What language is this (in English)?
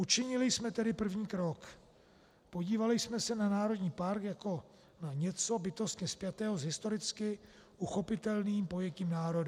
Czech